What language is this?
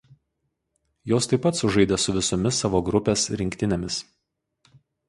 Lithuanian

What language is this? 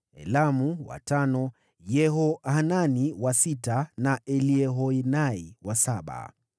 Swahili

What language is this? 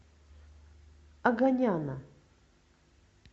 Russian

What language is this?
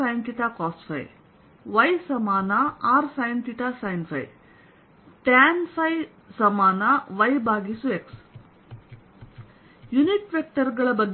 Kannada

